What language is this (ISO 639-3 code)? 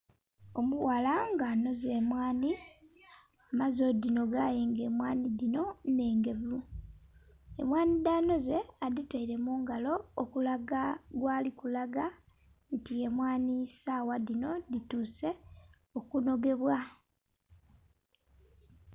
xog